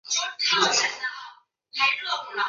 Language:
Chinese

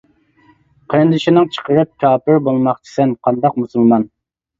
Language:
Uyghur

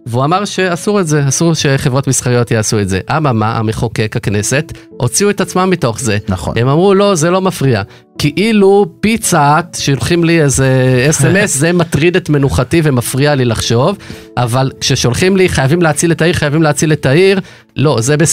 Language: Hebrew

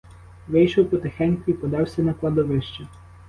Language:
Ukrainian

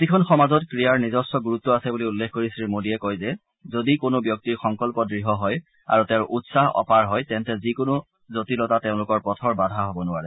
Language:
Assamese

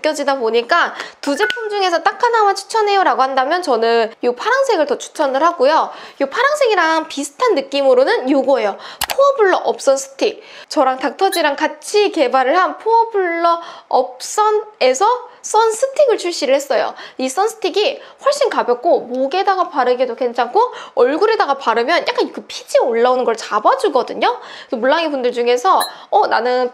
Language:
Korean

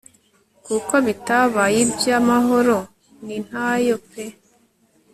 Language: Kinyarwanda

